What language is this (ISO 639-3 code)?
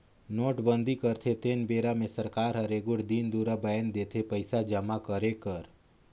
hne